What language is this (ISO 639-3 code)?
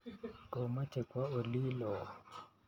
kln